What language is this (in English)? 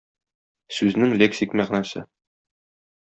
Tatar